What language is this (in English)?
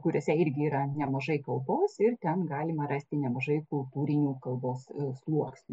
Lithuanian